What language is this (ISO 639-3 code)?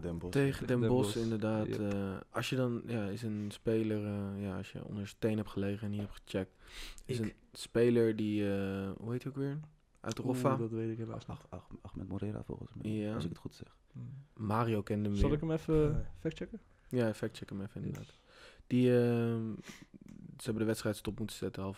nld